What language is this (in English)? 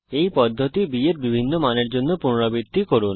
Bangla